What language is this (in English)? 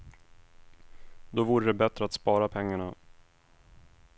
Swedish